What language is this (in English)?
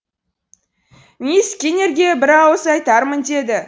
Kazakh